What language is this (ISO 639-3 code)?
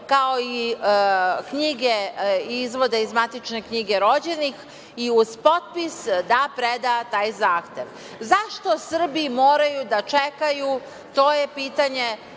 srp